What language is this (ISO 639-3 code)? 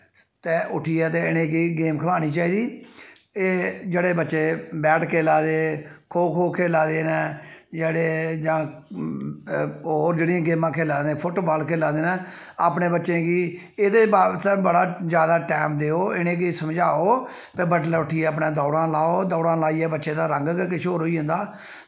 doi